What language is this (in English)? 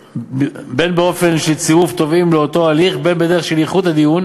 Hebrew